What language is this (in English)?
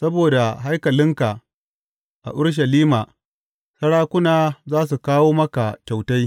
Hausa